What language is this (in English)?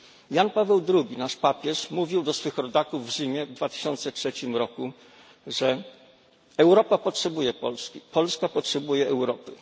Polish